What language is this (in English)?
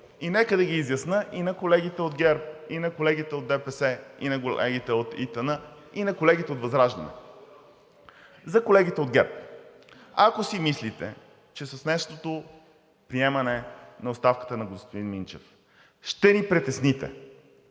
Bulgarian